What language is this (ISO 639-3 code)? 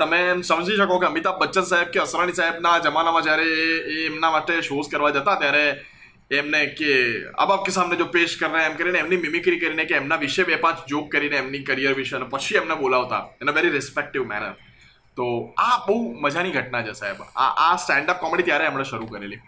guj